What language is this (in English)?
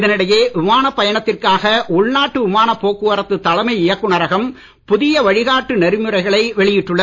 Tamil